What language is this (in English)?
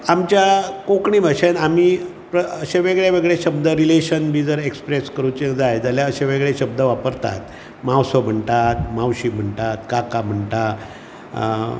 Konkani